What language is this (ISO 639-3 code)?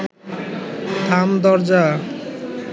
ben